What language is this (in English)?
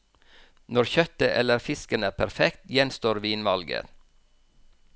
Norwegian